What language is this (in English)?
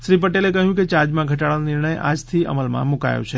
Gujarati